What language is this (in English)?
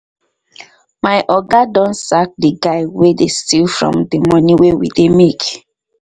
Nigerian Pidgin